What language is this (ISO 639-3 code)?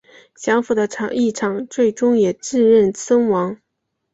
zho